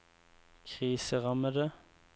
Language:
Norwegian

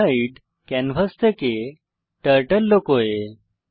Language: Bangla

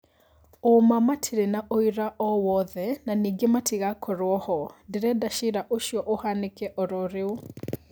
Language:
Kikuyu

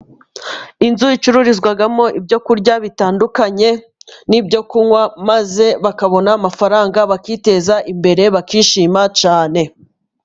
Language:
Kinyarwanda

